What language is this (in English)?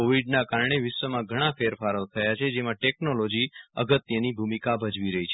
Gujarati